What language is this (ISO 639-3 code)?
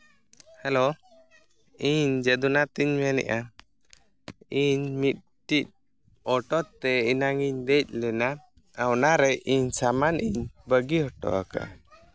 sat